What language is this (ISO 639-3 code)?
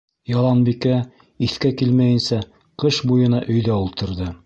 bak